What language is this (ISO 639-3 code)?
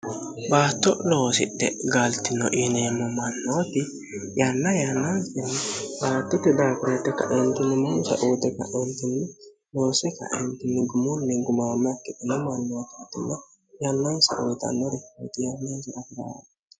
sid